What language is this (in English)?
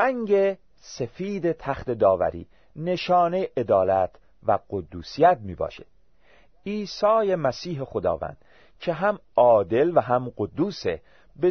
Persian